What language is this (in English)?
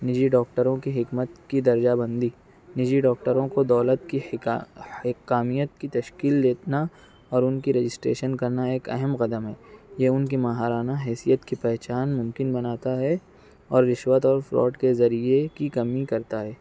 Urdu